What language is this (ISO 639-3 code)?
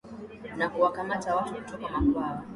swa